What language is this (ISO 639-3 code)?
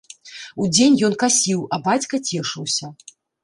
bel